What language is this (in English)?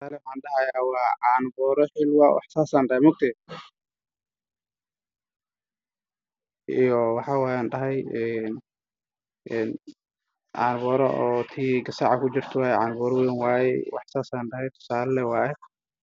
Somali